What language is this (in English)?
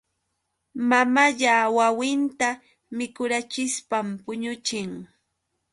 Yauyos Quechua